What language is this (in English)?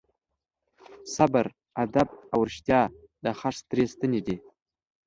Pashto